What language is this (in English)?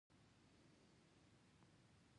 Pashto